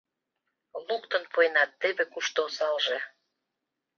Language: Mari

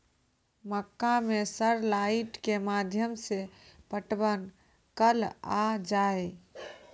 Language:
Maithili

